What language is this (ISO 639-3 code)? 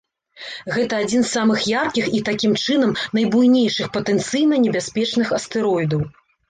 bel